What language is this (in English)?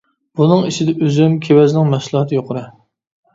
Uyghur